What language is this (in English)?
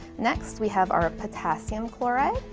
English